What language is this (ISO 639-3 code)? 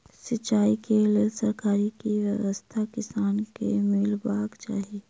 mai